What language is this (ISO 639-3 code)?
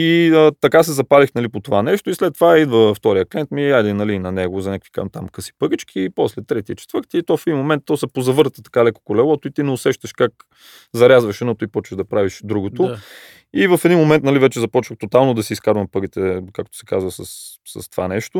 bul